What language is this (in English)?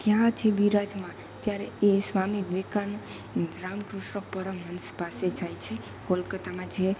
Gujarati